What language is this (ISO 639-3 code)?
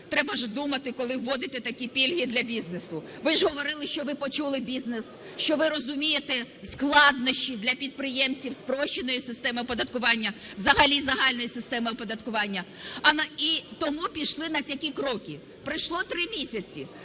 ukr